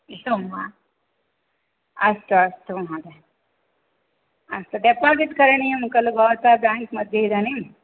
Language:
Sanskrit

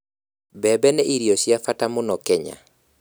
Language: Kikuyu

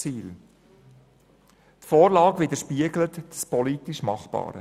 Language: Swiss German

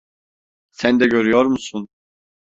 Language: Turkish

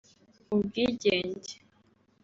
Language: Kinyarwanda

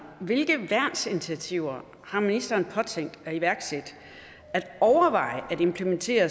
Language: Danish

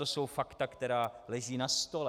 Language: Czech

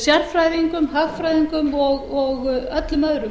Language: Icelandic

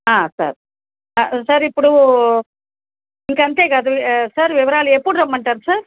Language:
Telugu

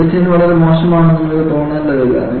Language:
Malayalam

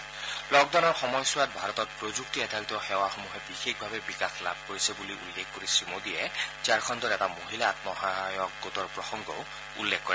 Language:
Assamese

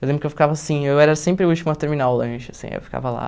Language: Portuguese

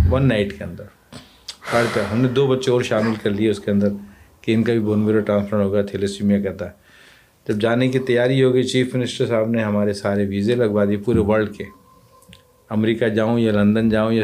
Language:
Urdu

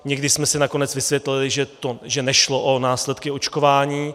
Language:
Czech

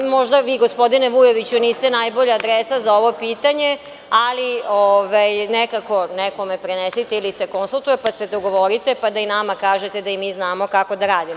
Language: Serbian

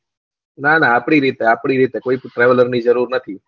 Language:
Gujarati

